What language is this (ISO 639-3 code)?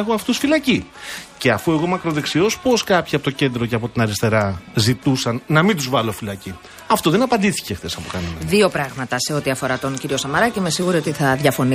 ell